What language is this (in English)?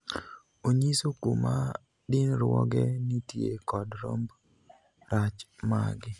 Luo (Kenya and Tanzania)